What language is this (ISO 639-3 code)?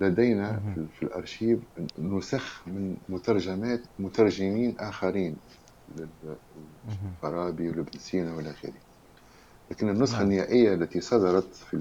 ara